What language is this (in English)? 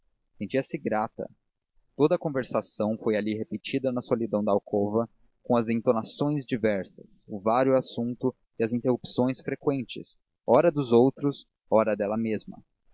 Portuguese